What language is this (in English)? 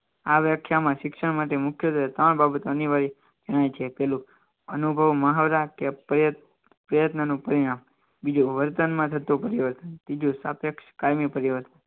Gujarati